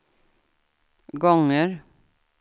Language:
Swedish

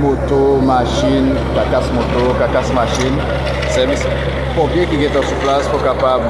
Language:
French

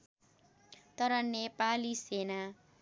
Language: Nepali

